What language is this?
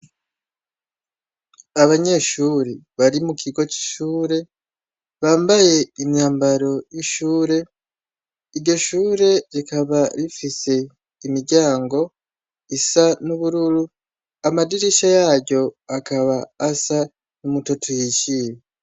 Rundi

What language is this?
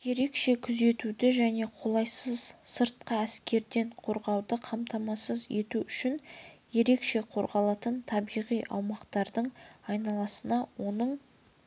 Kazakh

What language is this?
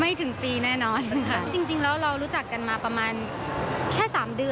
Thai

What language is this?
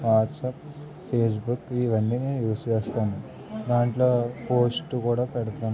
Telugu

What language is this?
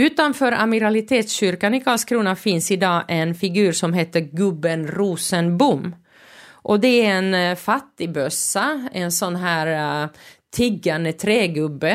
Swedish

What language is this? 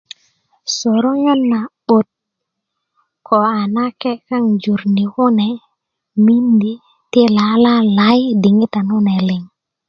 Kuku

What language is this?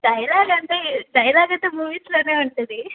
Telugu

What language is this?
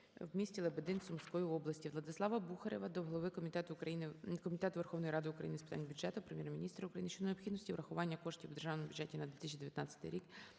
Ukrainian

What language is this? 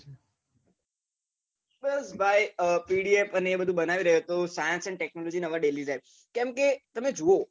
Gujarati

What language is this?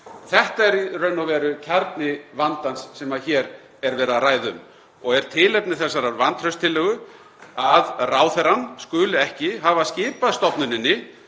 Icelandic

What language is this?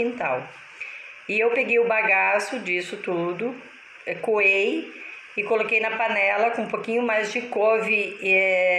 Portuguese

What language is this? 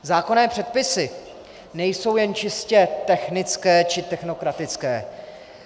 Czech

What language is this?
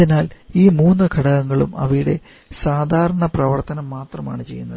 Malayalam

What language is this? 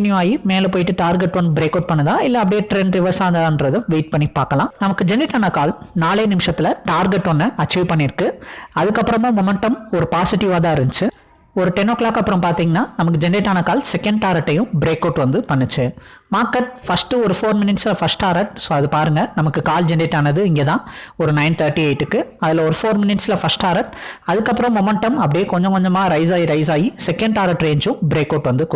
Tamil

